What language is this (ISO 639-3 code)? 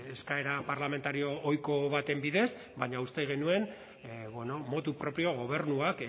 eus